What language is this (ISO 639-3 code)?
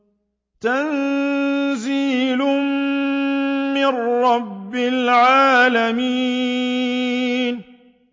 ara